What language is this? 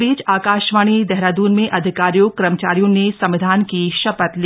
Hindi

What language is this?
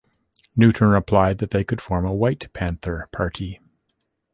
English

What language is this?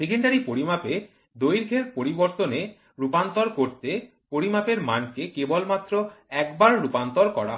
Bangla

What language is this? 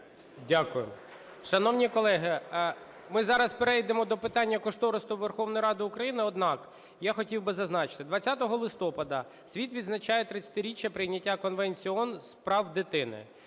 Ukrainian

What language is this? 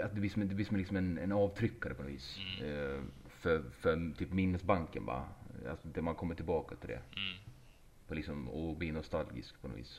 Swedish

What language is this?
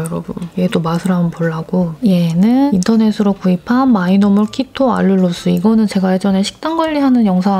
Korean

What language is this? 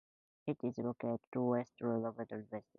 English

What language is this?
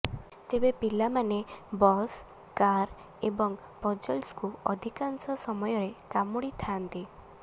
Odia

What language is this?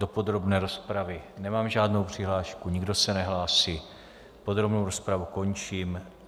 Czech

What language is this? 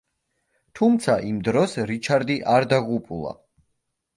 Georgian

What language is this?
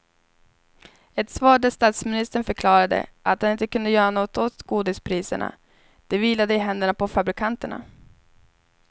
Swedish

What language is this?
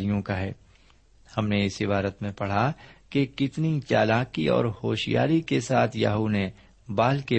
Urdu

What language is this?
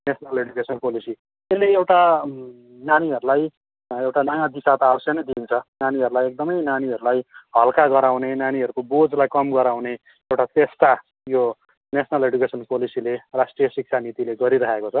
Nepali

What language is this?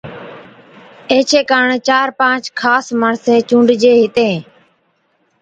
Od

